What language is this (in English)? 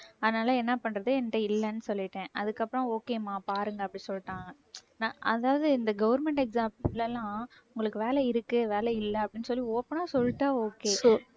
Tamil